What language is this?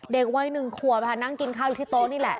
Thai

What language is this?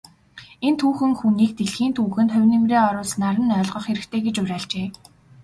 Mongolian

